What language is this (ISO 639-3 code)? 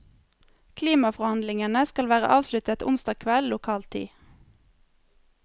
nor